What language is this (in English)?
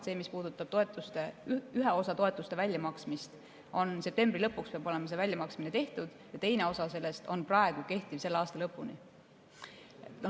Estonian